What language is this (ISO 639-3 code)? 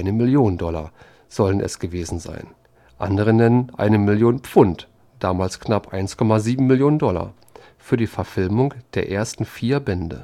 deu